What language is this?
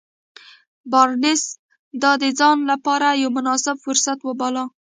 Pashto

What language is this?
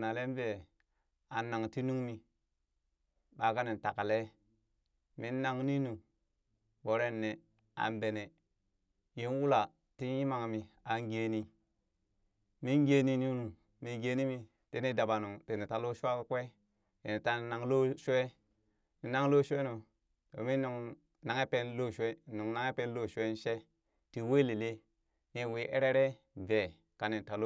Burak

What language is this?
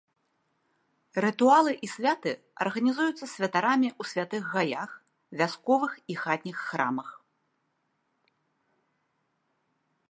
Belarusian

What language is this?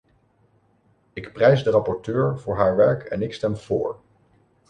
Dutch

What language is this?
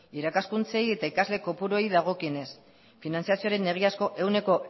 Basque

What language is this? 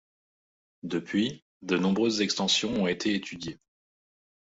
French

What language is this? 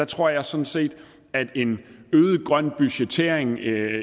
Danish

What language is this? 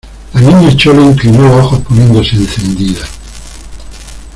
Spanish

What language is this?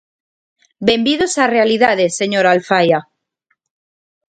Galician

